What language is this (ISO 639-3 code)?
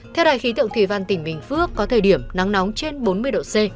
vie